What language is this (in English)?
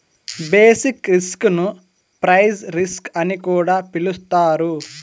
Telugu